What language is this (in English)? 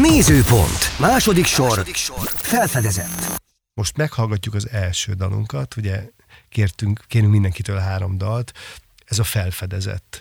Hungarian